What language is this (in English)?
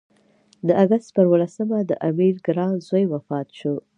Pashto